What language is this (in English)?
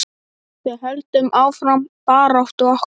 Icelandic